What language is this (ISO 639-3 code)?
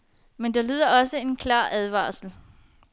dan